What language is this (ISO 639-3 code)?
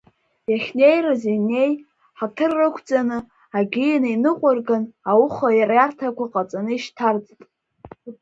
abk